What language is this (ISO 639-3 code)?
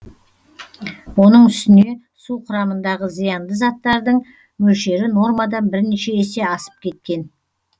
kaz